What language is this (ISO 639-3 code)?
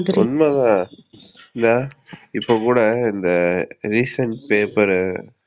tam